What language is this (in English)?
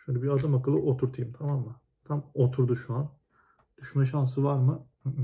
Turkish